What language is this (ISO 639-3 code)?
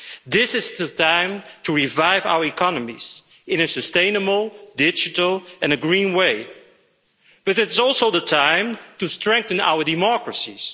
eng